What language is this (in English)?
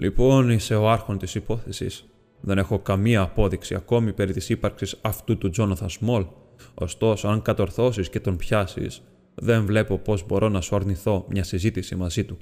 Greek